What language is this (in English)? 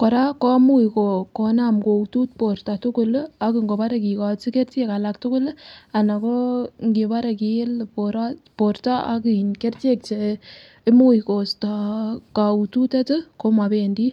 Kalenjin